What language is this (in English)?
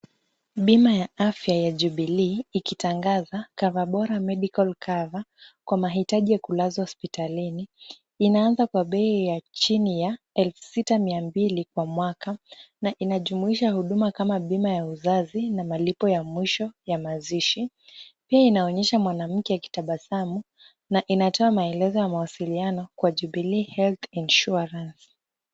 Swahili